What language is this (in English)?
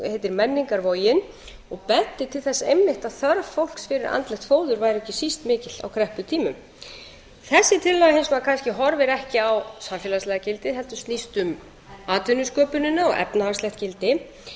Icelandic